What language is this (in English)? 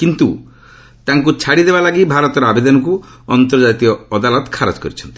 Odia